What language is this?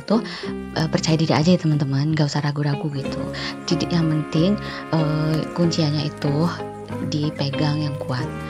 Indonesian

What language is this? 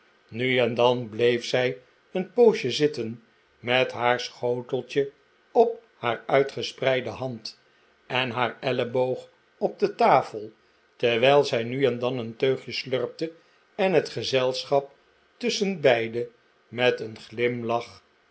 Dutch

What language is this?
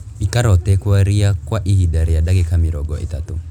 Kikuyu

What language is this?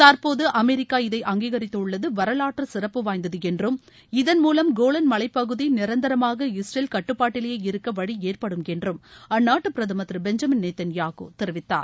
Tamil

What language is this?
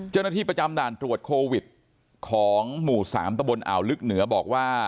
Thai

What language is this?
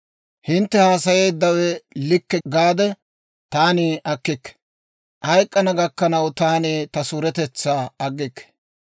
Dawro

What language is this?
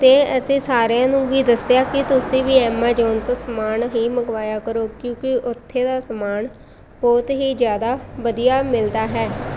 Punjabi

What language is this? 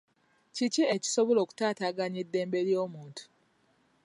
Ganda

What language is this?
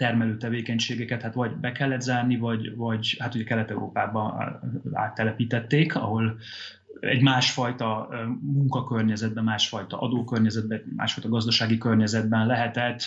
Hungarian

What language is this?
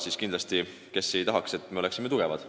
Estonian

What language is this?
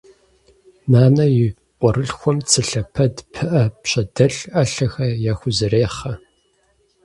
Kabardian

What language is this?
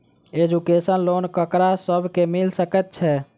Maithili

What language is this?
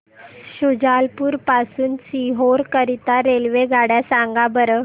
Marathi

